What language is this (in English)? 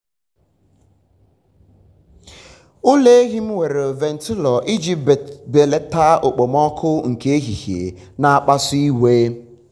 Igbo